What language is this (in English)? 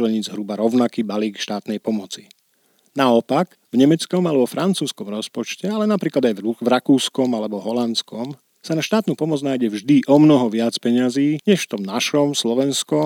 Slovak